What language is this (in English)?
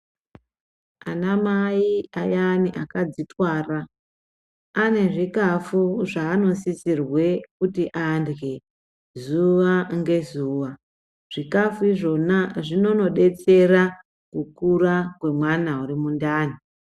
Ndau